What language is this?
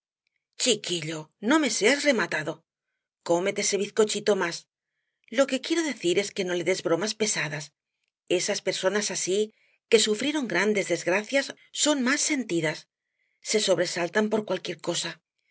Spanish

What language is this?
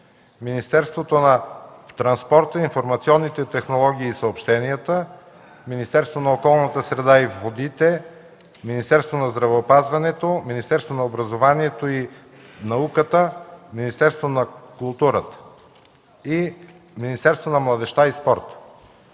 Bulgarian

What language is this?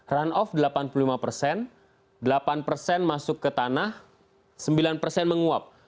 Indonesian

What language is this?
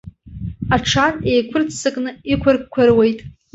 Abkhazian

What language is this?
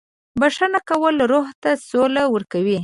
Pashto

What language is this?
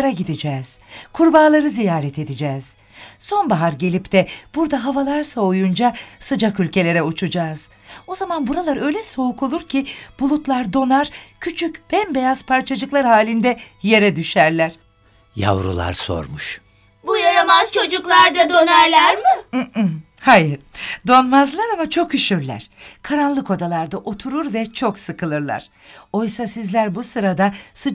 Turkish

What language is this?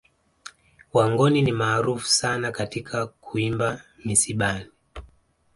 Swahili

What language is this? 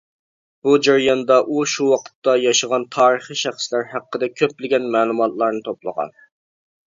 Uyghur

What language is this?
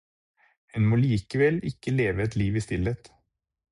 Norwegian Bokmål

